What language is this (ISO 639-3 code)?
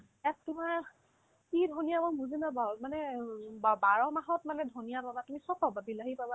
asm